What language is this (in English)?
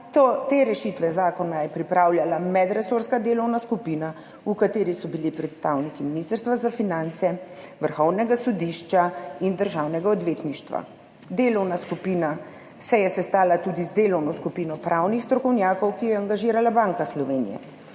Slovenian